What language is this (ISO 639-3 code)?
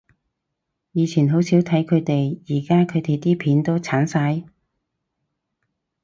yue